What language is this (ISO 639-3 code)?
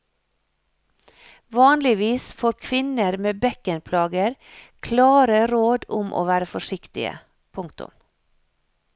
nor